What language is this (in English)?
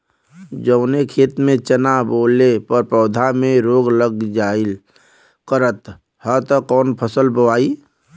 Bhojpuri